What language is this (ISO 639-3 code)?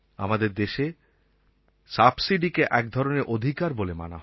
ben